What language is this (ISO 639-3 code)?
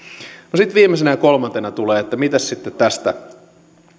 fin